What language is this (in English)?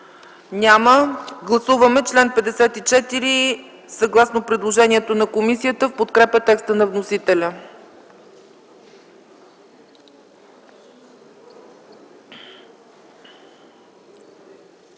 Bulgarian